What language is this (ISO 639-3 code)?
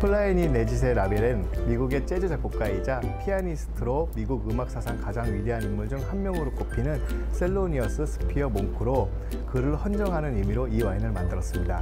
kor